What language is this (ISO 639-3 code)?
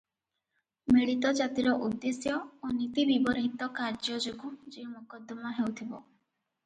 ori